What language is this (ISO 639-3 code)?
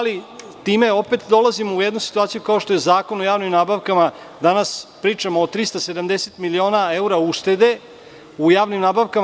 srp